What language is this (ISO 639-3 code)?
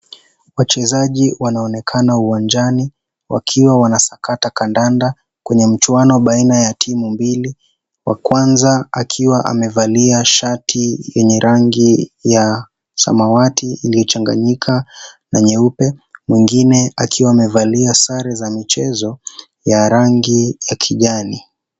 swa